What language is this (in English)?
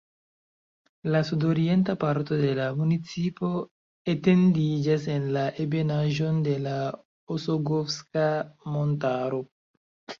Esperanto